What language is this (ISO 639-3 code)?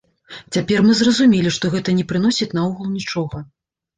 bel